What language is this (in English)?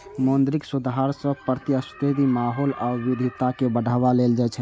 Maithili